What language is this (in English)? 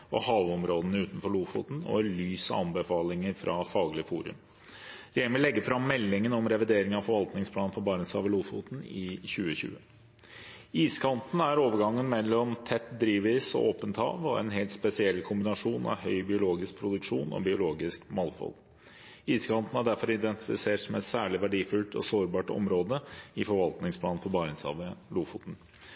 Norwegian Bokmål